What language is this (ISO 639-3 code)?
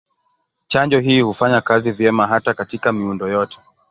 swa